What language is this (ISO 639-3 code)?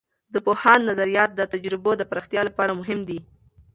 pus